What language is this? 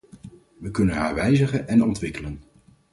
Dutch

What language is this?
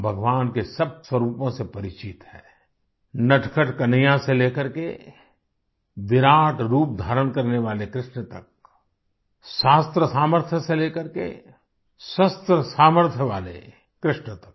Hindi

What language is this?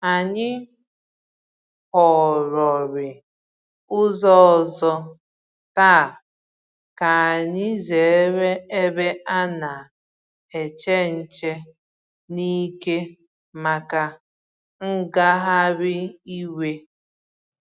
Igbo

